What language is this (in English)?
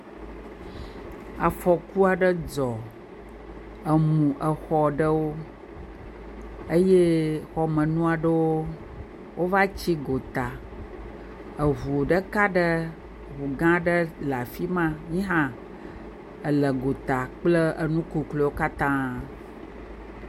Ewe